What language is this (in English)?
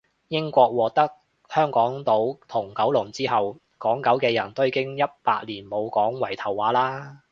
Cantonese